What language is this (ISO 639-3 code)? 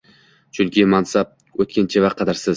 uzb